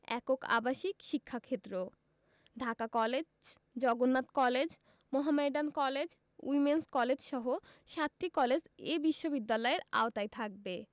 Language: Bangla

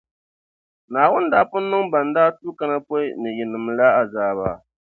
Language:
Dagbani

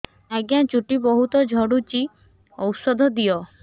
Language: Odia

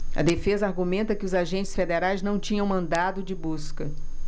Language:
Portuguese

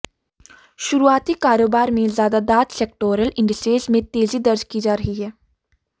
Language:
Hindi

